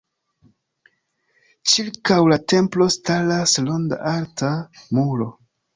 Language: Esperanto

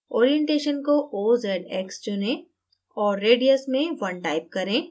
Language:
Hindi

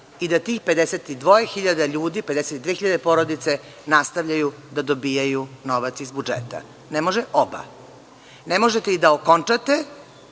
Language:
Serbian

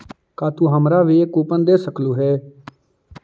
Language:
Magahi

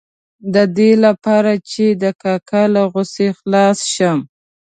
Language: Pashto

